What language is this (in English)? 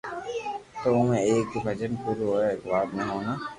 Loarki